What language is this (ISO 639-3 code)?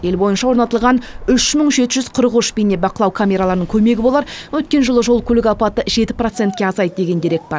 kaz